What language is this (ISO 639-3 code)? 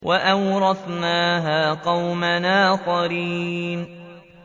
ara